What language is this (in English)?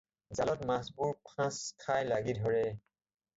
Assamese